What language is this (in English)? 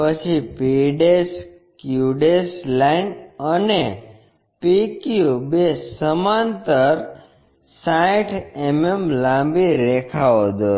Gujarati